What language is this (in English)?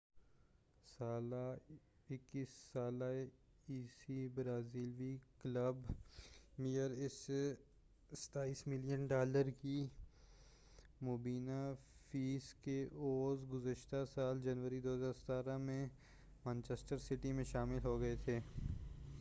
Urdu